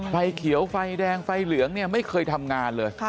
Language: Thai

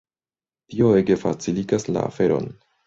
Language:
Esperanto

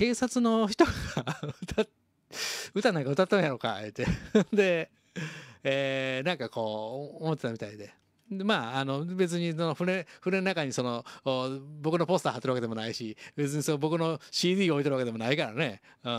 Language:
Japanese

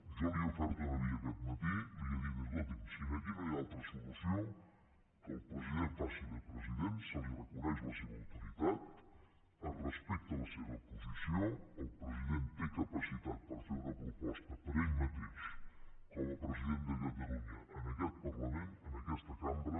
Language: Catalan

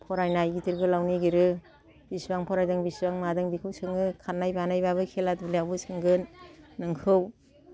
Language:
Bodo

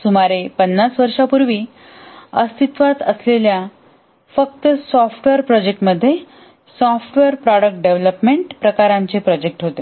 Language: Marathi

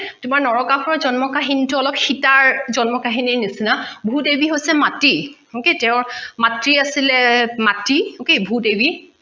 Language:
Assamese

